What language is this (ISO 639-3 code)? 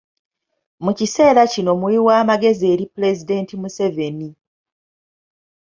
lug